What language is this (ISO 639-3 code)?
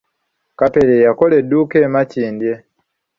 lug